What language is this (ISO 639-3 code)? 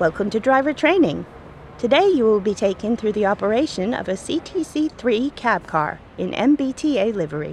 pol